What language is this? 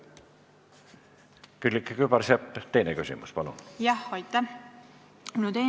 Estonian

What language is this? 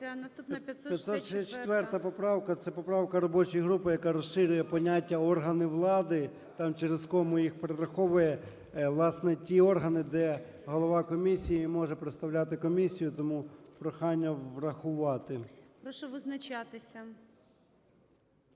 Ukrainian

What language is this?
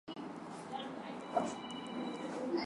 Swahili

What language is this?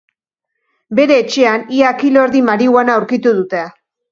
Basque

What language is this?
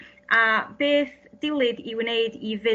Welsh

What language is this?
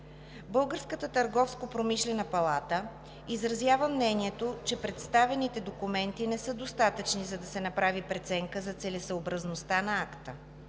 Bulgarian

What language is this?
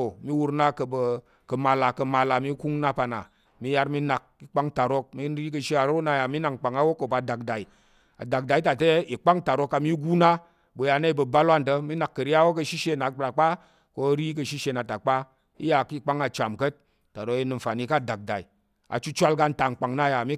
Tarok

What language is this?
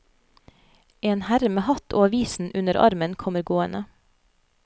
Norwegian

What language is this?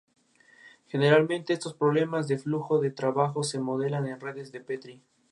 Spanish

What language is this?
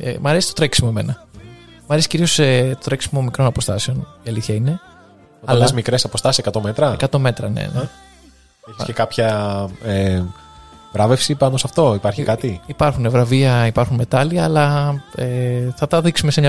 Greek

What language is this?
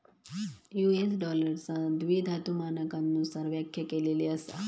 Marathi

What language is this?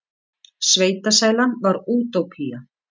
Icelandic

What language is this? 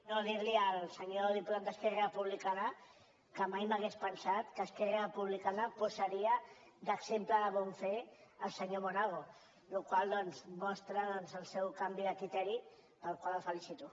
Catalan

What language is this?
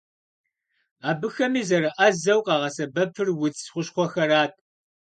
Kabardian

